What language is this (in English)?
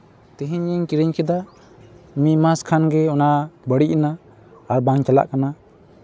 Santali